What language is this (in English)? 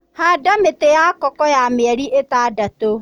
Kikuyu